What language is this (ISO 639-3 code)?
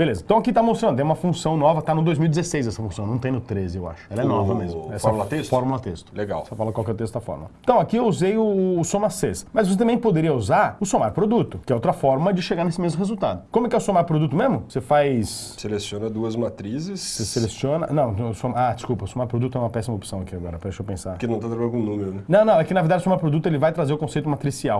por